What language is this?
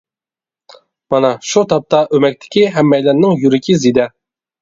Uyghur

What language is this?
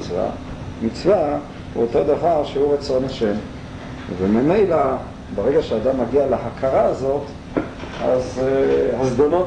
Hebrew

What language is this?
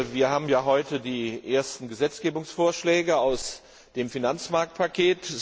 German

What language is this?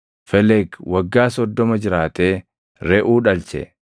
Oromo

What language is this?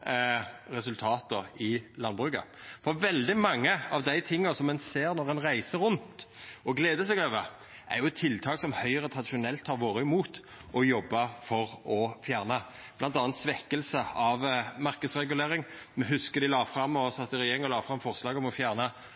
Norwegian Nynorsk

